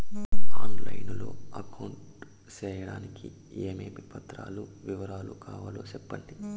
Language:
Telugu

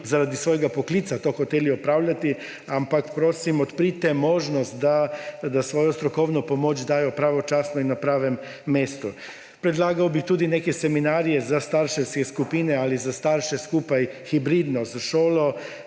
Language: Slovenian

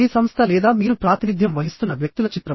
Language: Telugu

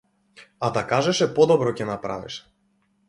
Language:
Macedonian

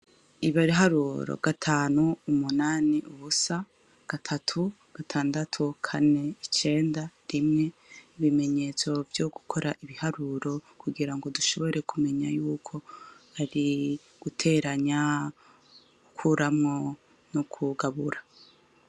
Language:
Rundi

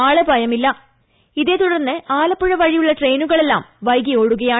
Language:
Malayalam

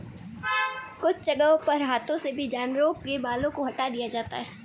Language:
Hindi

